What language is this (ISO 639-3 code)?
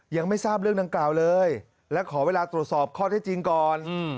tha